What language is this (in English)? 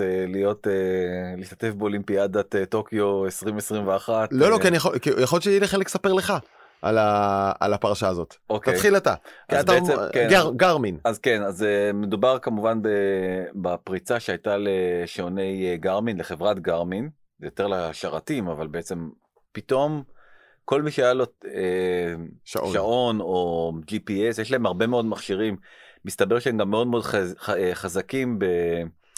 Hebrew